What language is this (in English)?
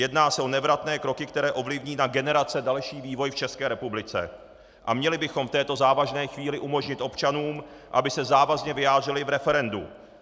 Czech